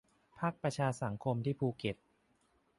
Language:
Thai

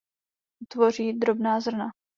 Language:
Czech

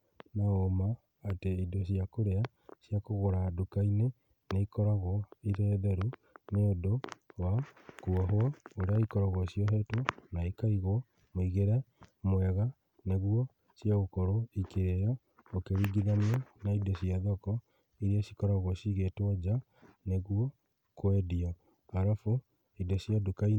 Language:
Kikuyu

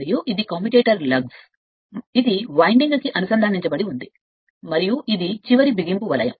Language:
Telugu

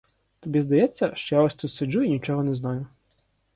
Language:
Ukrainian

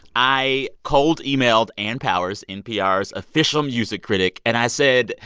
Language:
English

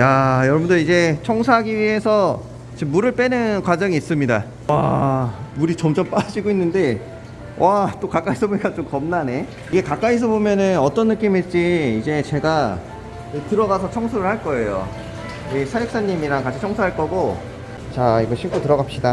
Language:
Korean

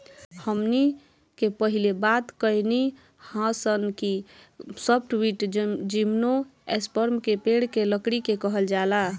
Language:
Bhojpuri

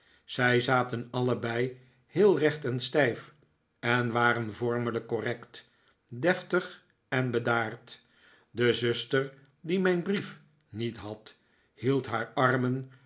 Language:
Dutch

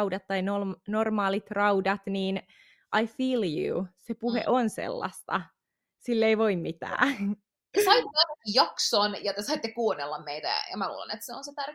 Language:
Finnish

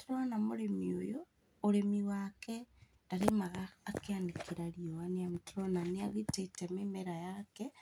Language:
Kikuyu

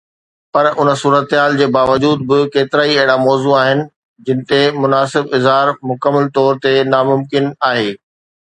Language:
Sindhi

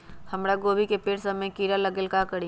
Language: Magahi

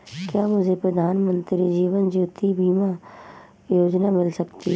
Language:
Hindi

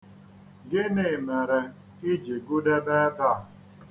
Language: Igbo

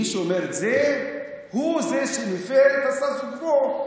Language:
Hebrew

